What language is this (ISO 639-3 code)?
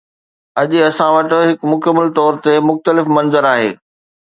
snd